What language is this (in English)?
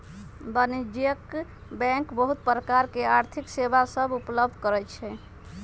Magahi